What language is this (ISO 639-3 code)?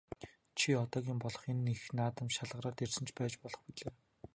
mon